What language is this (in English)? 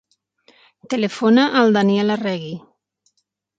Catalan